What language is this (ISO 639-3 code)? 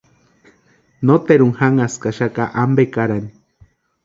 pua